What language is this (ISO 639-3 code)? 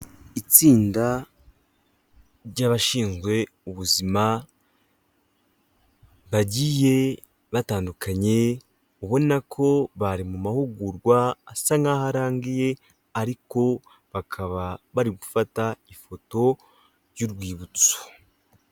kin